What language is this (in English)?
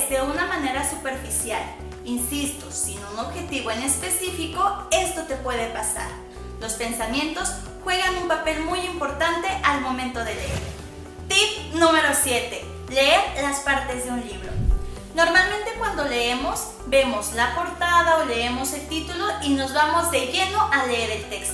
Spanish